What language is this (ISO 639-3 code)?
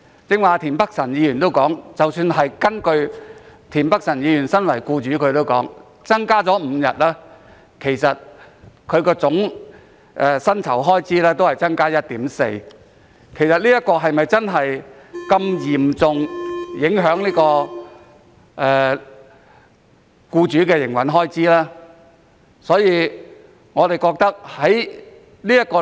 yue